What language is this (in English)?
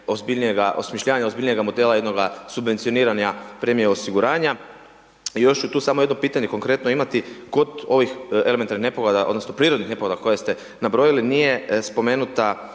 Croatian